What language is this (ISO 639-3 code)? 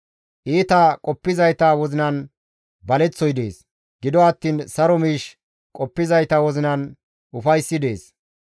gmv